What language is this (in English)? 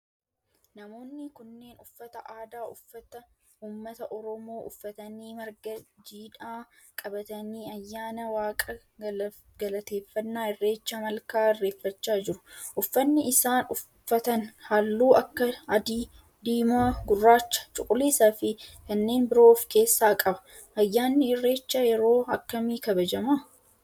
Oromo